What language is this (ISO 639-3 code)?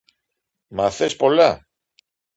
ell